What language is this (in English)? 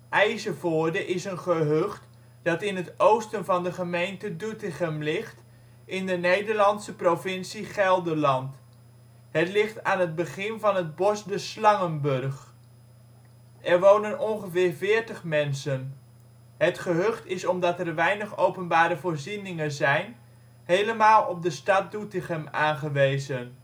Dutch